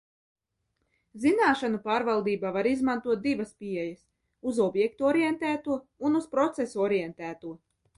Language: Latvian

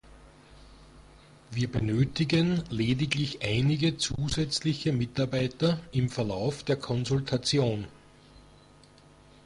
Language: German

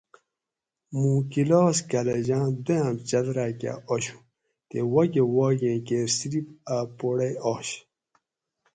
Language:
Gawri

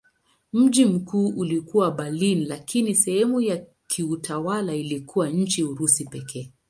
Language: Swahili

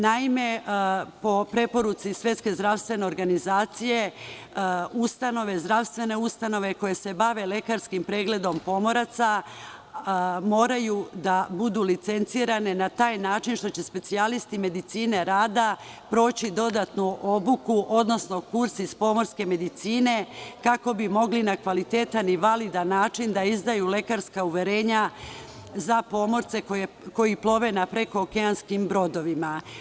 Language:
Serbian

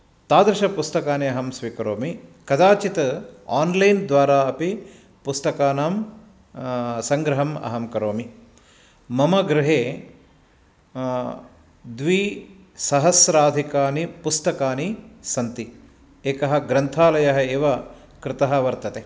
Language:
Sanskrit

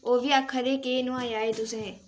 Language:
Dogri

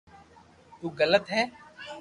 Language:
Loarki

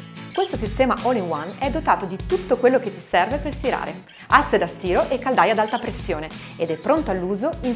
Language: Italian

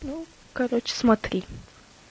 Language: Russian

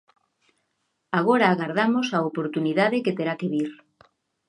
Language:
Galician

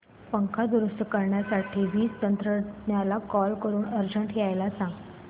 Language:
Marathi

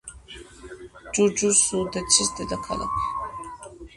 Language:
Georgian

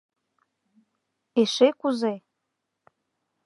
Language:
Mari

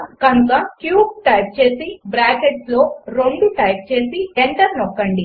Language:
Telugu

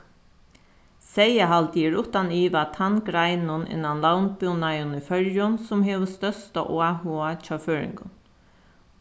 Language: Faroese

